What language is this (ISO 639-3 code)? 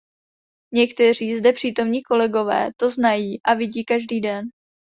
ces